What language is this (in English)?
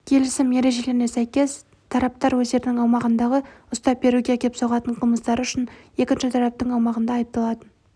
Kazakh